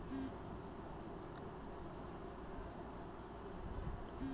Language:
Magahi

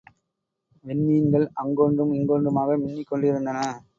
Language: Tamil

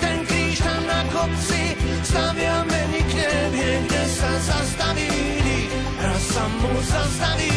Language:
Slovak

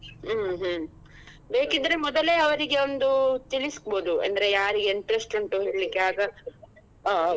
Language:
Kannada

